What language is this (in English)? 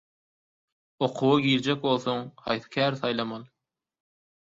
Turkmen